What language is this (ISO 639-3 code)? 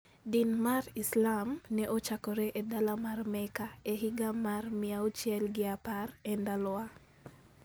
luo